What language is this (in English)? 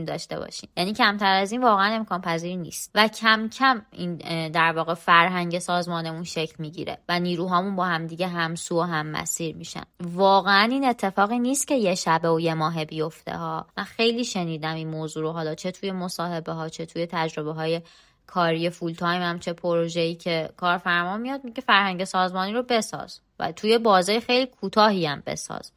Persian